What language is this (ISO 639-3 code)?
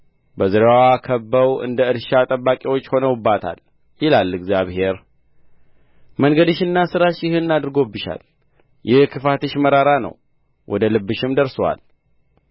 amh